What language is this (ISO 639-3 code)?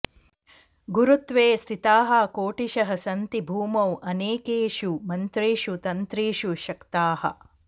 san